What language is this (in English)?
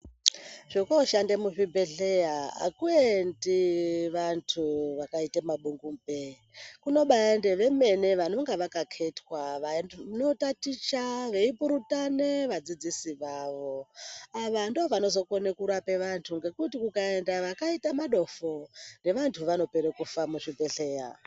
Ndau